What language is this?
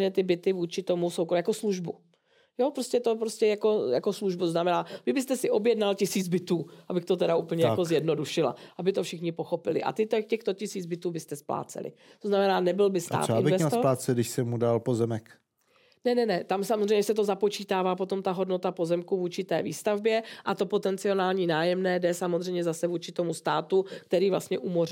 Czech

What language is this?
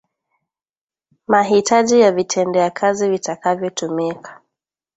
Swahili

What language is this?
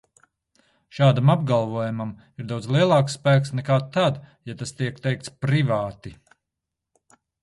Latvian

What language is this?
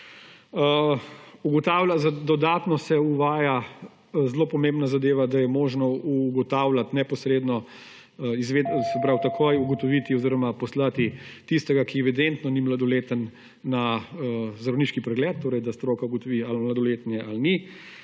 Slovenian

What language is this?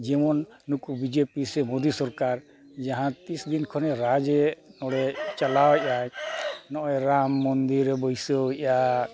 Santali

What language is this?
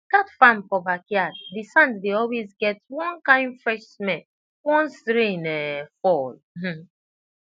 Nigerian Pidgin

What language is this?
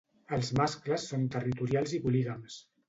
Catalan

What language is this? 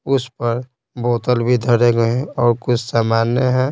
Hindi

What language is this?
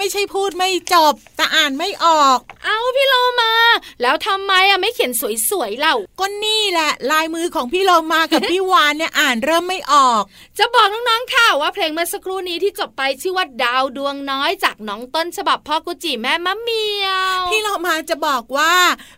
Thai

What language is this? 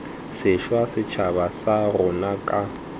Tswana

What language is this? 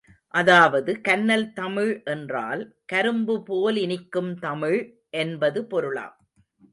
Tamil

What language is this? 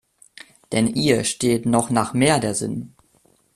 German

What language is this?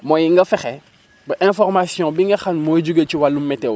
Wolof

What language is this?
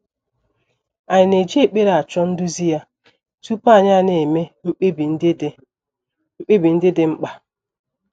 Igbo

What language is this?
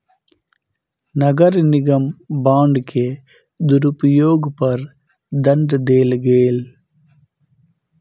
Maithili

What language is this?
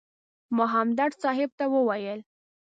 Pashto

